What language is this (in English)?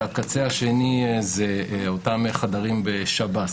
Hebrew